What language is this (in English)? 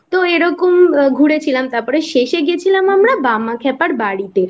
Bangla